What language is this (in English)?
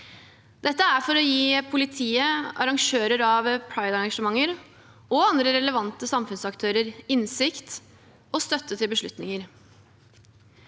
Norwegian